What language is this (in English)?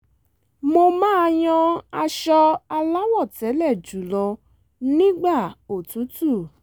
Yoruba